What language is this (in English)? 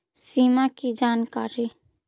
Magahi